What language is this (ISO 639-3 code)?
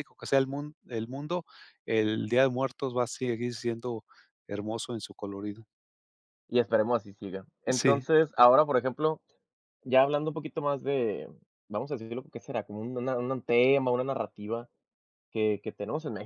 spa